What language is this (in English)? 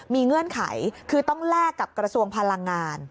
Thai